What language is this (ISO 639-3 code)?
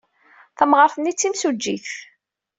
kab